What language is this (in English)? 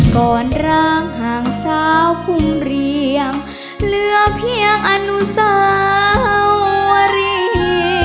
Thai